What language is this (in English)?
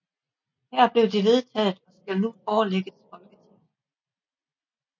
Danish